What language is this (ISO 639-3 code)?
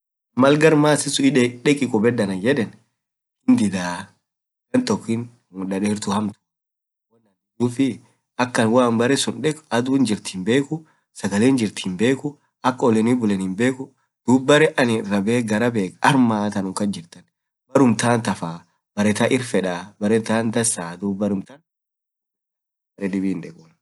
orc